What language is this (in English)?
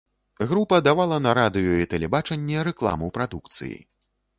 Belarusian